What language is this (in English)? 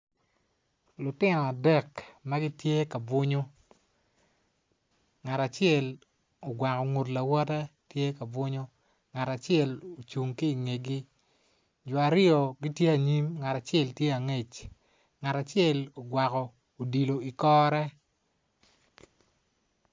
Acoli